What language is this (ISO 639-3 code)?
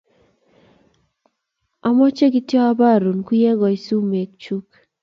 kln